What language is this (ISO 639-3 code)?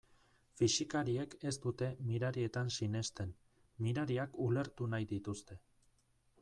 eus